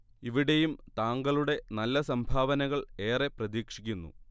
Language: Malayalam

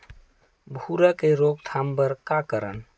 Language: Chhattisgarhi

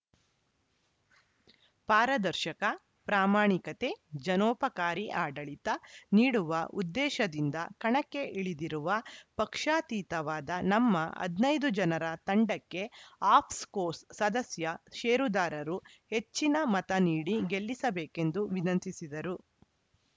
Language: Kannada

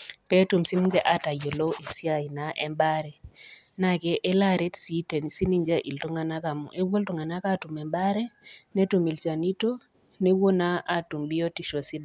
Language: Masai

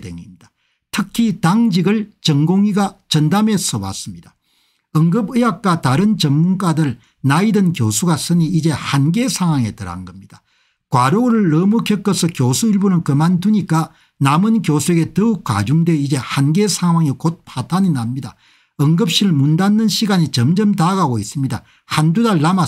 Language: Korean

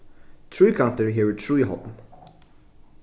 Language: Faroese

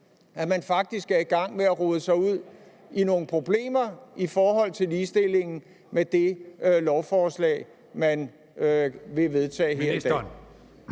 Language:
Danish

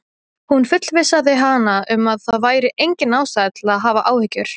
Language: Icelandic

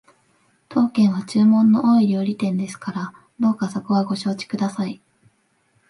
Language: Japanese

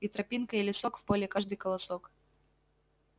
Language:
Russian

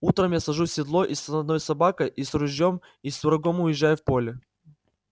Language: Russian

